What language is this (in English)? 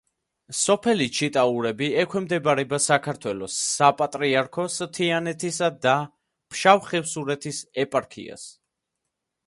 Georgian